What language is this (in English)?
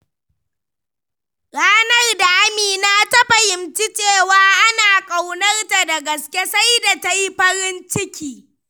Hausa